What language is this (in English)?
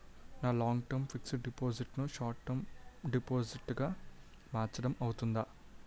Telugu